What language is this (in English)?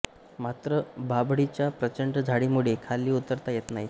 Marathi